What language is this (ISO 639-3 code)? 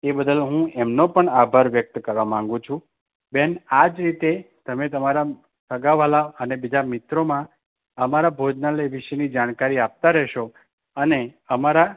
guj